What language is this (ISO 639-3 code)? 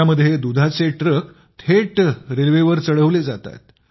mar